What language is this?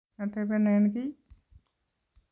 Kalenjin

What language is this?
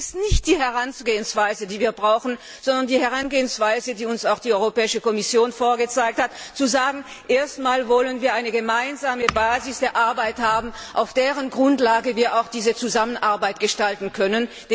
German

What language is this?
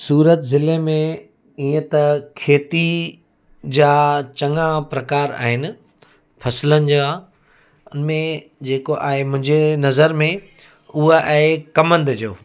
Sindhi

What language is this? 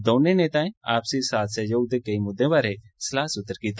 Dogri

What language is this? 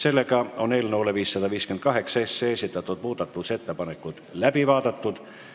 Estonian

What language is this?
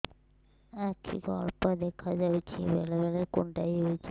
Odia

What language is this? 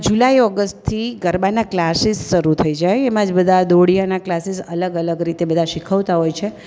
Gujarati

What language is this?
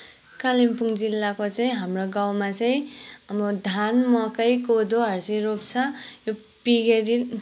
Nepali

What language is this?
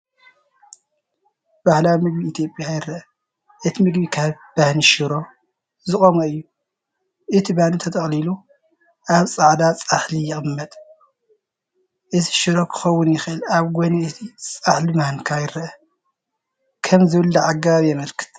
Tigrinya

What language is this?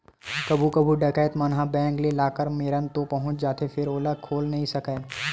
Chhattisgarhi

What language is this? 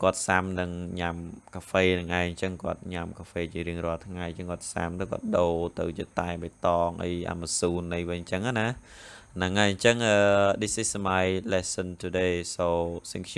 Khmer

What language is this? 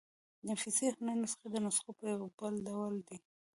Pashto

